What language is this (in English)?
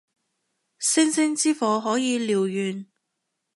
Cantonese